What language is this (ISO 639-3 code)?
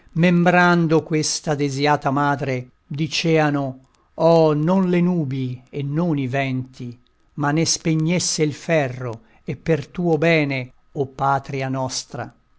ita